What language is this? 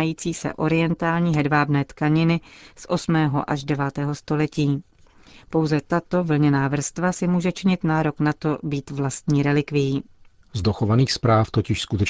Czech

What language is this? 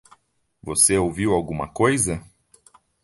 Portuguese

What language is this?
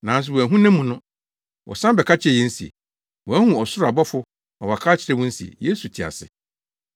Akan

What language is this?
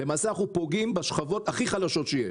Hebrew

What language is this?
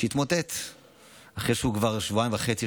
Hebrew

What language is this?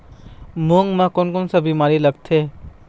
Chhattisgarhi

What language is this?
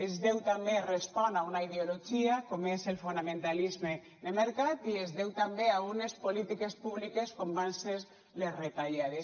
Catalan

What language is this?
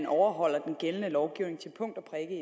Danish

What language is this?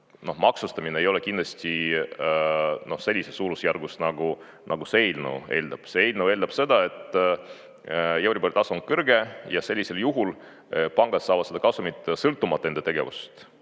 Estonian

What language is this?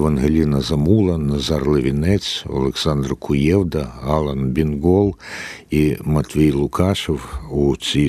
Ukrainian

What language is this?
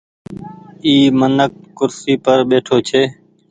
Goaria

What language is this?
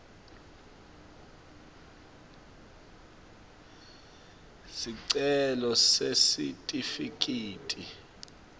Swati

